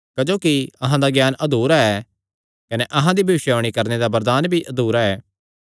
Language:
Kangri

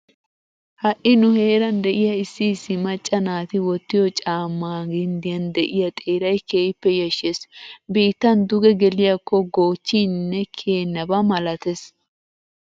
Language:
Wolaytta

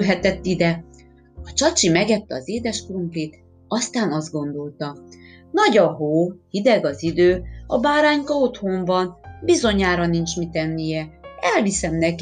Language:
Hungarian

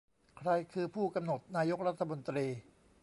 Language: Thai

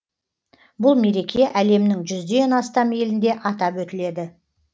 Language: Kazakh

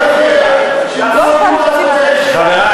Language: Hebrew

